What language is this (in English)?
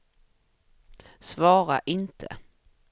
Swedish